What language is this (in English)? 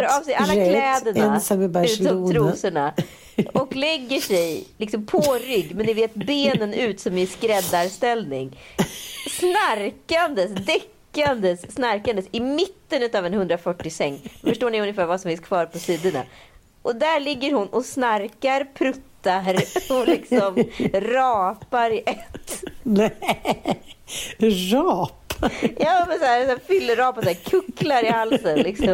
Swedish